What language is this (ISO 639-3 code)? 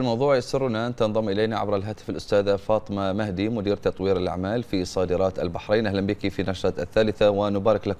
ara